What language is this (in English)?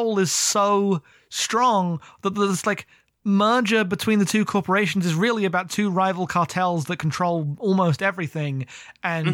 English